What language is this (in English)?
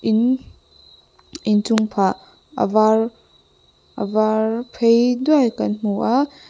Mizo